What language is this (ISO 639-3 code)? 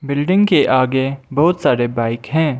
hin